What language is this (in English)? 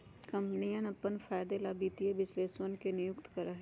Magahi